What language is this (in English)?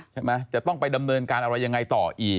Thai